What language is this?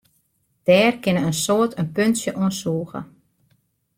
Western Frisian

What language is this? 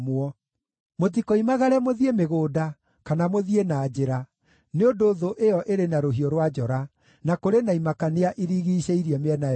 Kikuyu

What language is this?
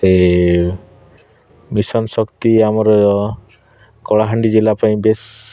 Odia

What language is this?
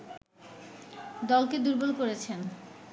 Bangla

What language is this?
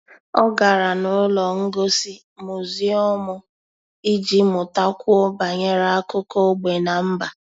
Igbo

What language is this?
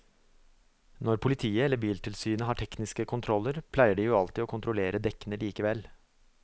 Norwegian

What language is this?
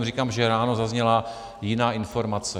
Czech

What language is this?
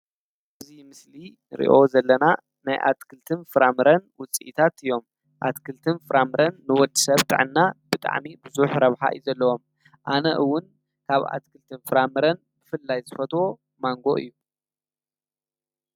Tigrinya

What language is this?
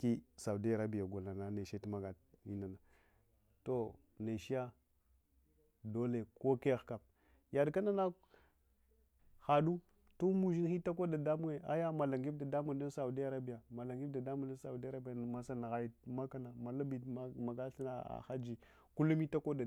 Hwana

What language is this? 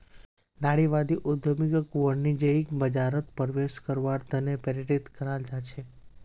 Magahi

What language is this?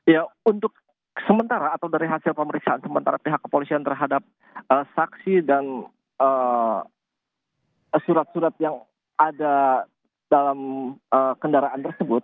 Indonesian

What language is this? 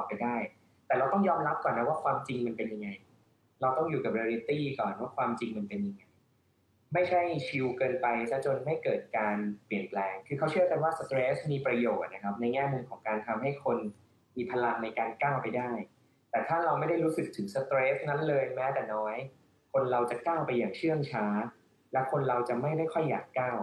Thai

